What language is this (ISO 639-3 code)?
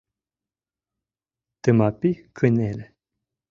chm